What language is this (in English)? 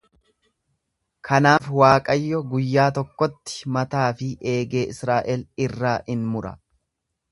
Oromo